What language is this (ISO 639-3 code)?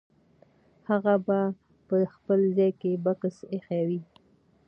pus